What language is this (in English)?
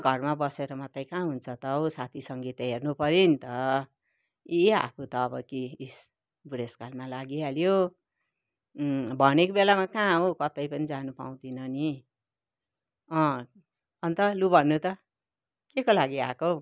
Nepali